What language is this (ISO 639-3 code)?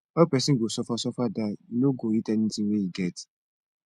pcm